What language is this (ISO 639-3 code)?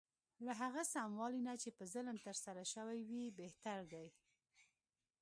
pus